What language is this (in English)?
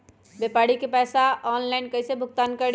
Magahi